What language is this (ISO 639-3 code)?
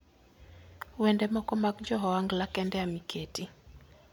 luo